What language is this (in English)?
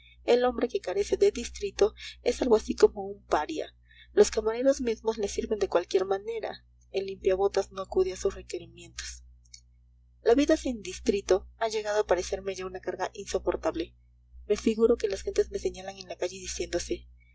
Spanish